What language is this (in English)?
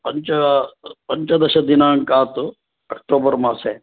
Sanskrit